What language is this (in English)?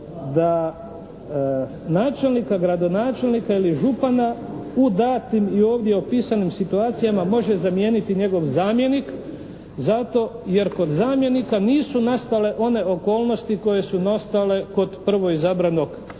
Croatian